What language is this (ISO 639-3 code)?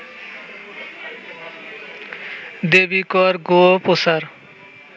ben